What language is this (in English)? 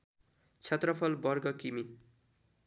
Nepali